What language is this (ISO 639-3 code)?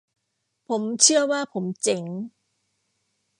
tha